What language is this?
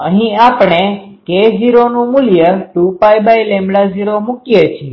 Gujarati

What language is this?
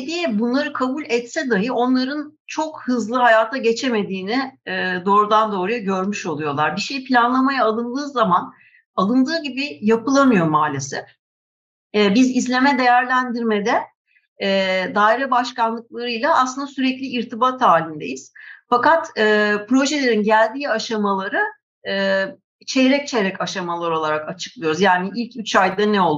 Turkish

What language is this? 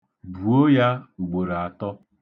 Igbo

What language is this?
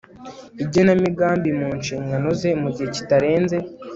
Kinyarwanda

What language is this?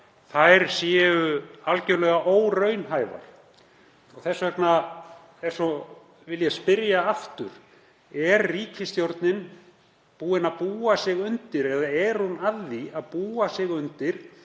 Icelandic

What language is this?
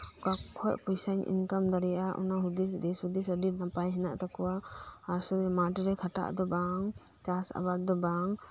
Santali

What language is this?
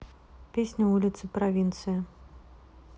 Russian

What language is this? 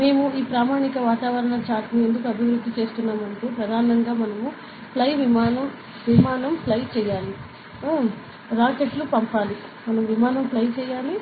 Telugu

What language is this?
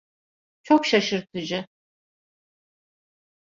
Turkish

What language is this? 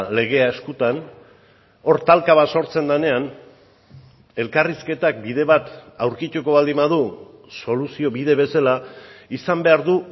Basque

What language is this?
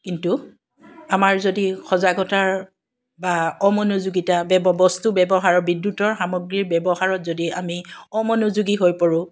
Assamese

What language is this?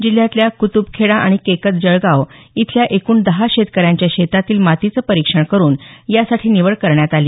Marathi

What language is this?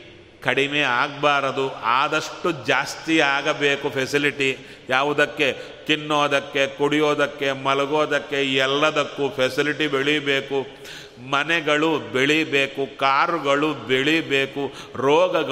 Kannada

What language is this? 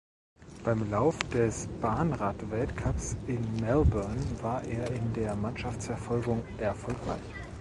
German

